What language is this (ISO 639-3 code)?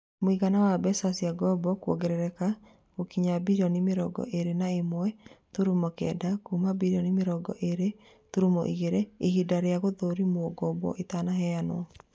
kik